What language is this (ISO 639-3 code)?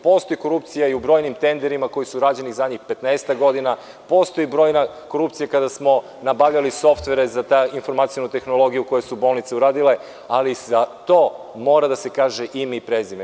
srp